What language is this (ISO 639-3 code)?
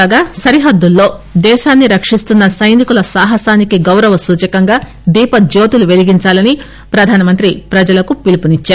tel